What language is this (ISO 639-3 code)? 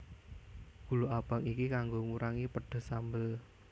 jav